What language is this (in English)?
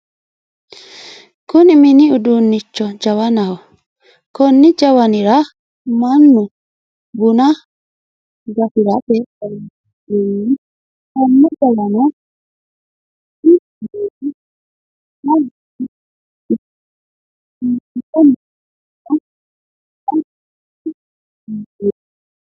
Sidamo